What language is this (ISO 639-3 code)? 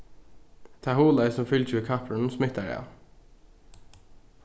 fao